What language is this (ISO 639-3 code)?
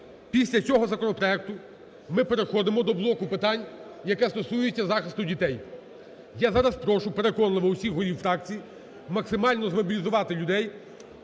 ukr